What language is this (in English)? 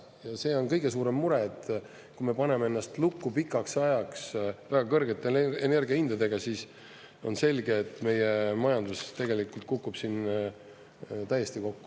Estonian